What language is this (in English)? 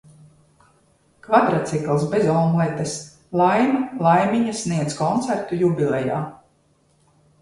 Latvian